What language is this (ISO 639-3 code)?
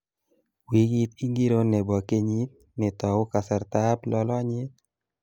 kln